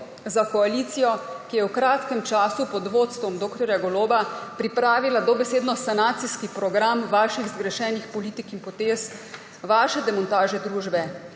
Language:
Slovenian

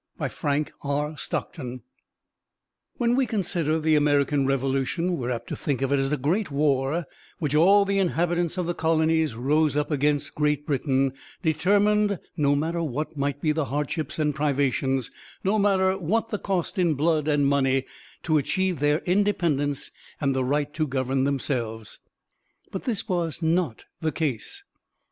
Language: English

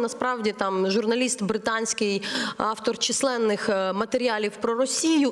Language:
Ukrainian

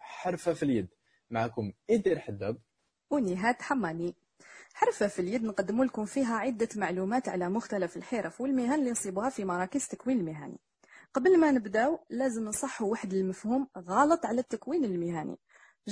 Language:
Arabic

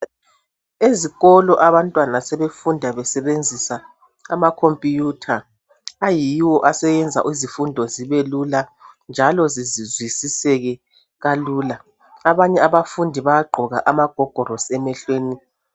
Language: North Ndebele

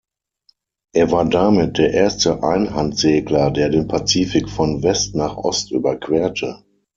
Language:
German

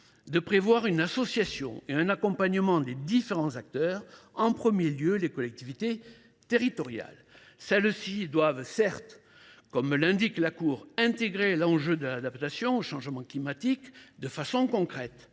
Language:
French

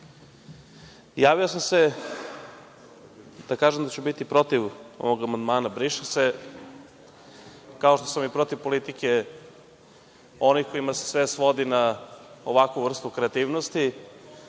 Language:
Serbian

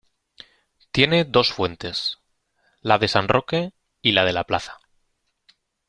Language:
Spanish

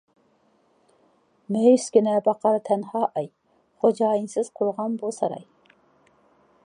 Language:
Uyghur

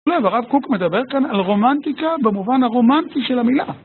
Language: Hebrew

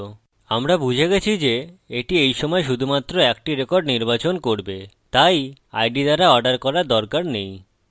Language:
Bangla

